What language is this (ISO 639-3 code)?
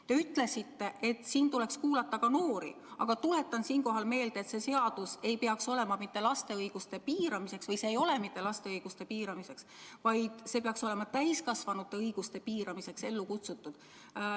est